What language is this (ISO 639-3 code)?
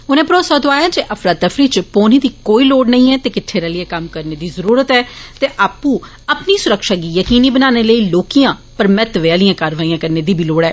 doi